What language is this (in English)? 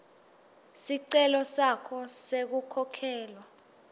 Swati